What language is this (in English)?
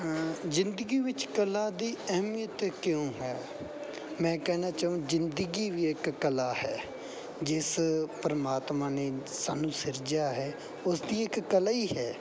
Punjabi